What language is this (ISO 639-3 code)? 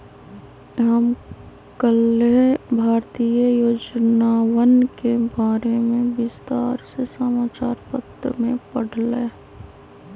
mag